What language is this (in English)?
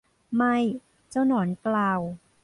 Thai